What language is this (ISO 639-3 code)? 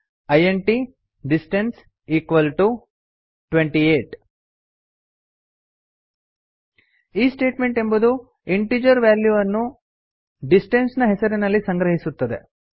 kan